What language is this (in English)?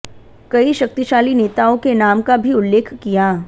Hindi